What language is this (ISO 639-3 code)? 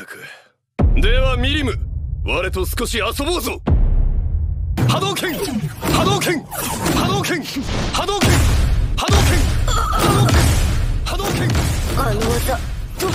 jpn